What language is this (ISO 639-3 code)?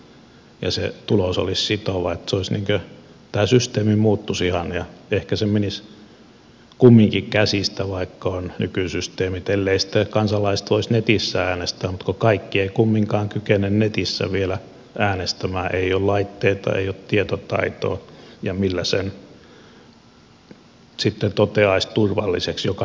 fin